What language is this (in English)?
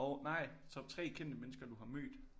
Danish